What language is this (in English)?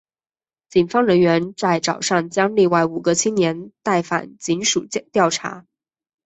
Chinese